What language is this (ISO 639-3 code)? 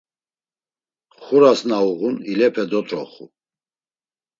lzz